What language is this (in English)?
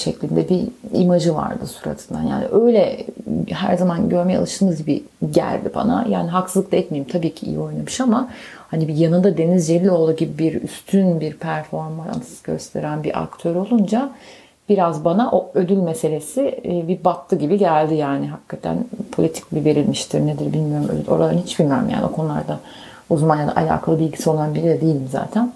Turkish